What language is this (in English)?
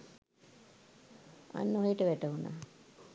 Sinhala